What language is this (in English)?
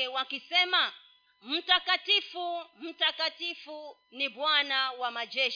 Swahili